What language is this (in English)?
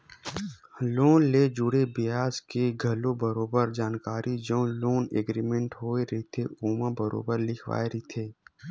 Chhattisgarhi